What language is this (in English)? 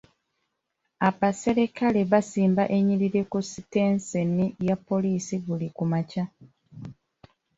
Ganda